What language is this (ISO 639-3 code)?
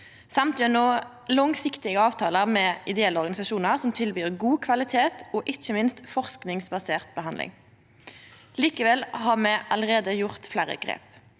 nor